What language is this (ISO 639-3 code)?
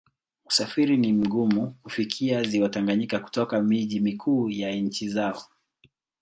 swa